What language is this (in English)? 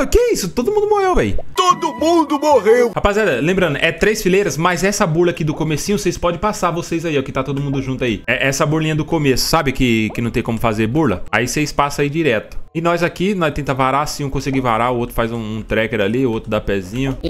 Portuguese